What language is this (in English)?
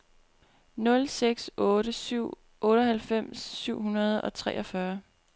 Danish